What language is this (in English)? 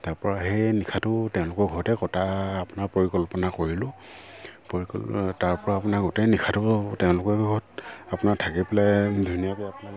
Assamese